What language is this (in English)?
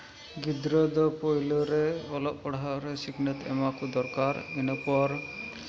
Santali